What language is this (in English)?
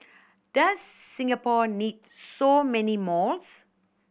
English